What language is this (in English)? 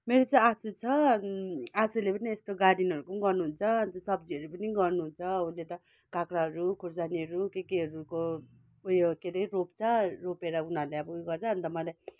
Nepali